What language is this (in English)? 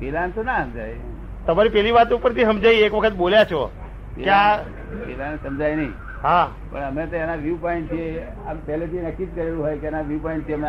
Gujarati